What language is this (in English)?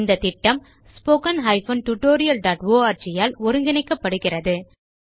Tamil